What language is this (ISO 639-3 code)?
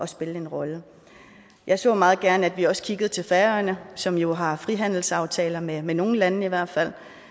dan